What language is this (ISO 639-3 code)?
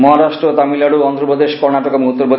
ben